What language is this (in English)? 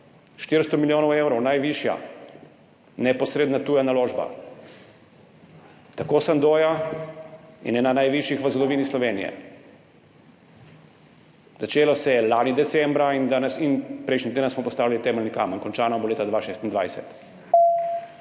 Slovenian